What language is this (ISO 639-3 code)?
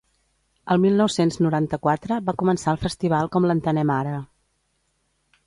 cat